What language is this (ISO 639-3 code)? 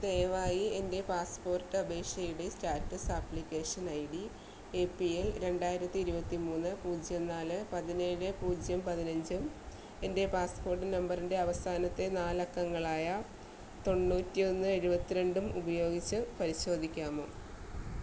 mal